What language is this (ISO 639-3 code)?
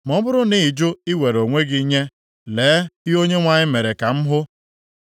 ibo